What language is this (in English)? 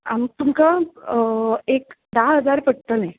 Konkani